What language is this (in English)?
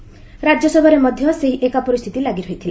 Odia